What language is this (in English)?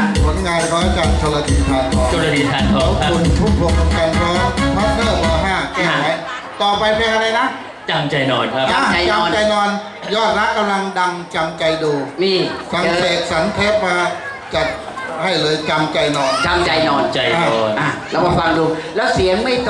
Thai